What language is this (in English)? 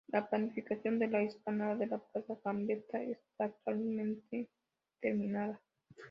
Spanish